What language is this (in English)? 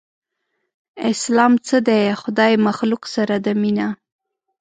Pashto